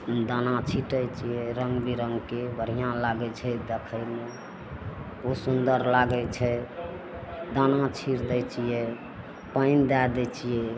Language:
Maithili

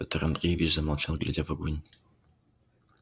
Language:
Russian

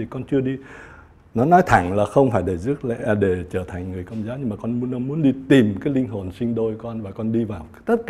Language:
Vietnamese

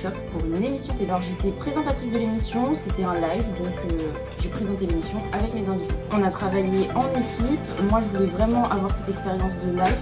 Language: French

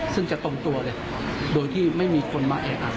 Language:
Thai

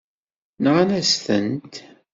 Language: Kabyle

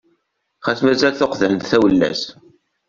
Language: Kabyle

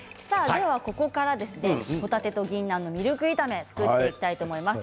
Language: Japanese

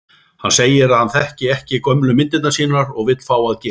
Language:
Icelandic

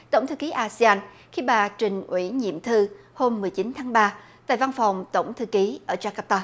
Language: Vietnamese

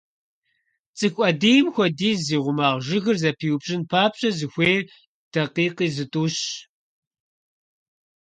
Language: Kabardian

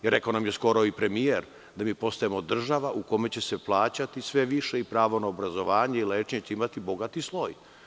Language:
Serbian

